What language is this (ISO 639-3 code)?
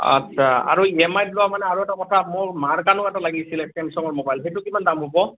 asm